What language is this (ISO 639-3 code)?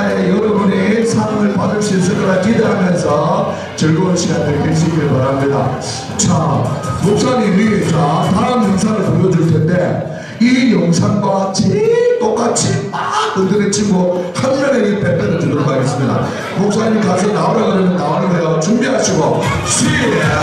kor